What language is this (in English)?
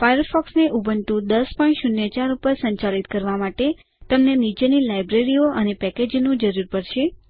Gujarati